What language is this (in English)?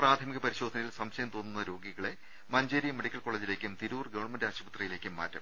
Malayalam